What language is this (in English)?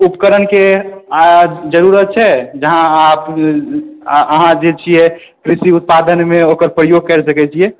Maithili